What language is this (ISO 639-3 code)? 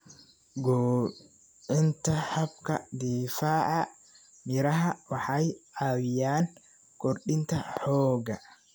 som